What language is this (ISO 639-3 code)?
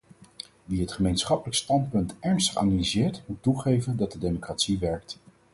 nld